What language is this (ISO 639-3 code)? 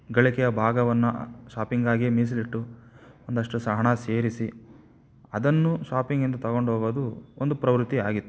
kan